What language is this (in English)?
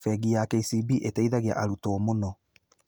Kikuyu